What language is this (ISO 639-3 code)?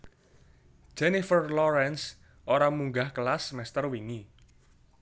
jav